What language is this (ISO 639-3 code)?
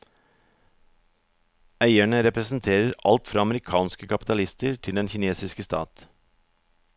nor